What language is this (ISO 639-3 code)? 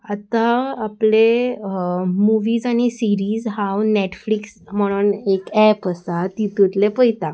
kok